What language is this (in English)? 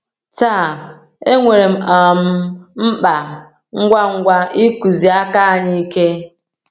Igbo